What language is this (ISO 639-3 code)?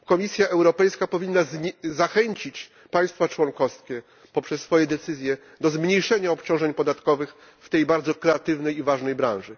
pol